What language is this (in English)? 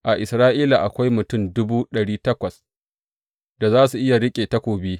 Hausa